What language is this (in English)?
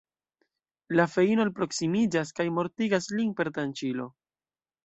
Esperanto